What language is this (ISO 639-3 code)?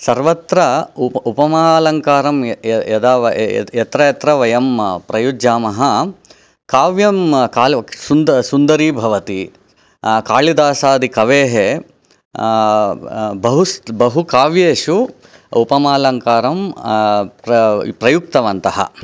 san